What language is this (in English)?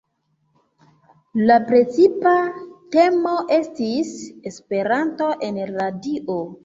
Esperanto